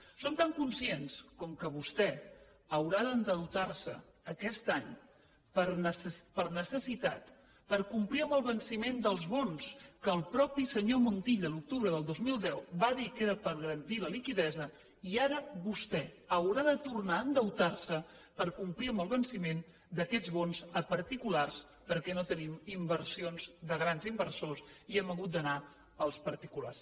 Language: Catalan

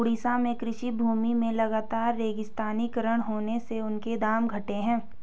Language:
Hindi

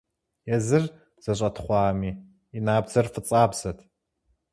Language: Kabardian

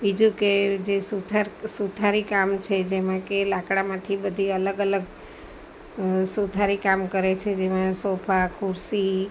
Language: Gujarati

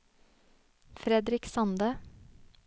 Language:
Norwegian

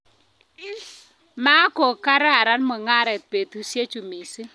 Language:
Kalenjin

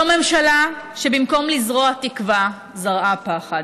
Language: Hebrew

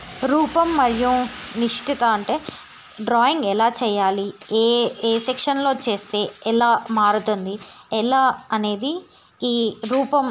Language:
Telugu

